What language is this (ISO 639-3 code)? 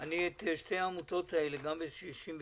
heb